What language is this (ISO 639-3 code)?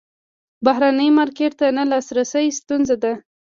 pus